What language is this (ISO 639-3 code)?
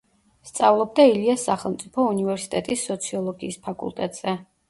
kat